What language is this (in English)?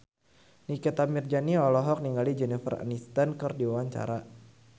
Sundanese